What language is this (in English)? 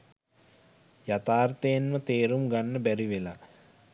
Sinhala